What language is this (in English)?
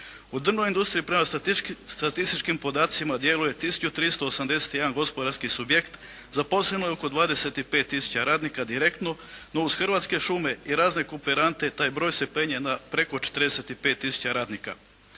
Croatian